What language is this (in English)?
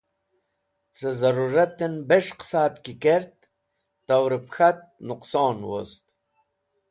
Wakhi